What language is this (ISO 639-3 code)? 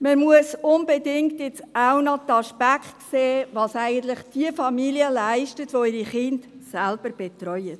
gsw